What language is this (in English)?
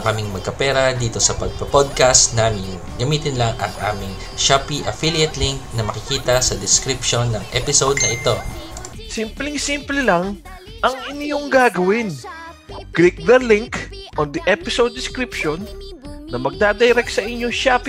Filipino